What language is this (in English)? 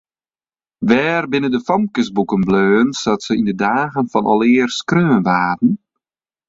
Western Frisian